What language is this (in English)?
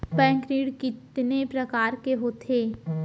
Chhattisgarhi